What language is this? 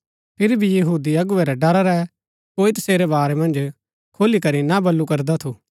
Gaddi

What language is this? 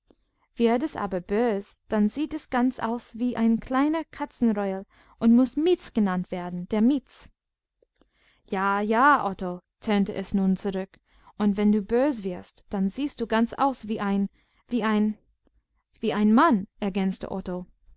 German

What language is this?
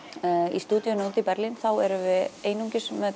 Icelandic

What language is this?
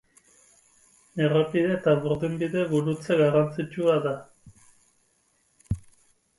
Basque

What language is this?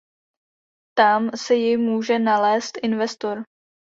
Czech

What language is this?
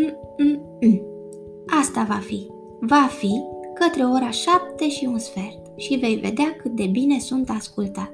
Romanian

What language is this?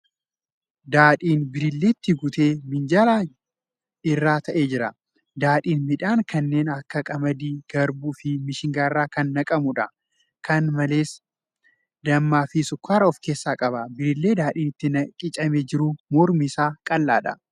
Oromo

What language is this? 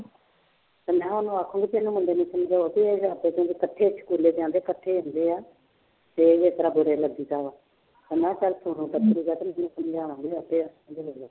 Punjabi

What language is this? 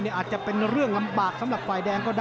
Thai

